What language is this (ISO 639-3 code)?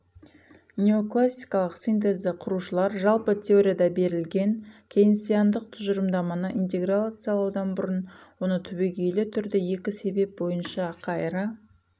kaz